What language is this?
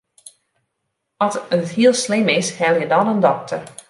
Western Frisian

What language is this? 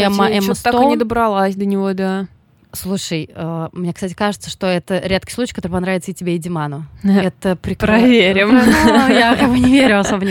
Russian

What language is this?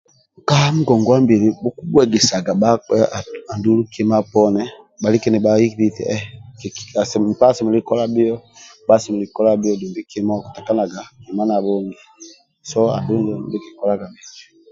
Amba (Uganda)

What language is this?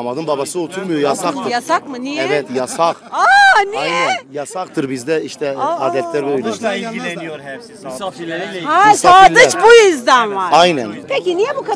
Turkish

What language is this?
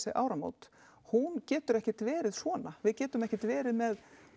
Icelandic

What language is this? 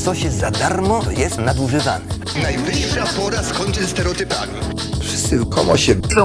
Polish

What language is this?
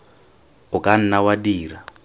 Tswana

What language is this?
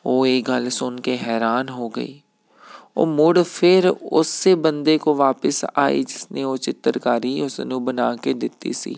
Punjabi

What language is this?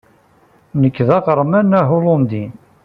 Kabyle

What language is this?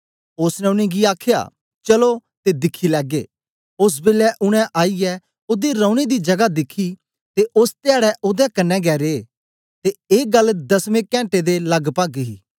Dogri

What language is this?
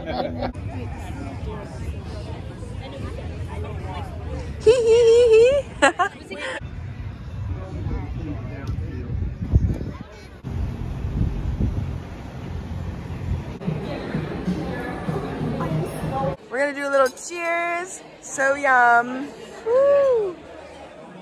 English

